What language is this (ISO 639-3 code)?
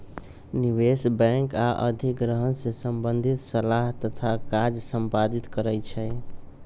mag